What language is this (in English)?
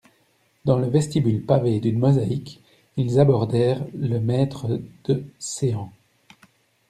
French